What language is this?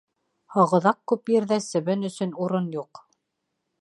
Bashkir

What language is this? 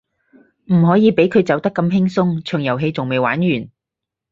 Cantonese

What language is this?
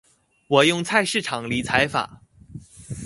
Chinese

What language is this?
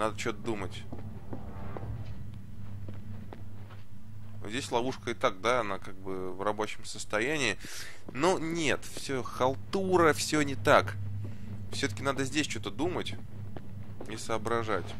Russian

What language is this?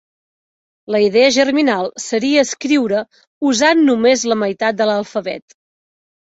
Catalan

